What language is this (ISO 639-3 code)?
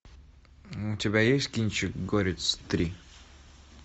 rus